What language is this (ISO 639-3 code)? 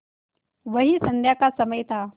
hin